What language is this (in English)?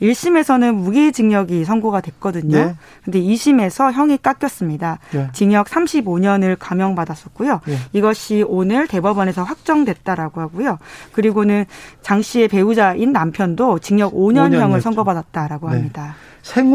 Korean